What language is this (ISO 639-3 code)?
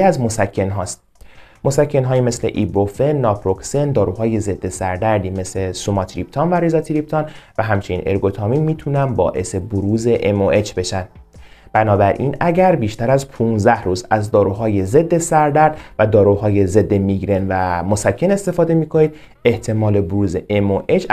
fas